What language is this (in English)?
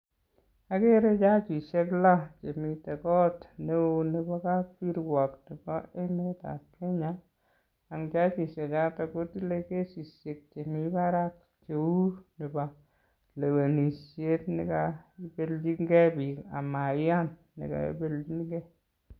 Kalenjin